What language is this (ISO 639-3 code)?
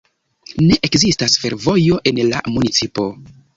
epo